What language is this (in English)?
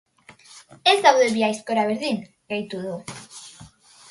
Basque